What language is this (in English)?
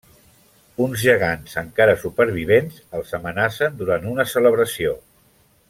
Catalan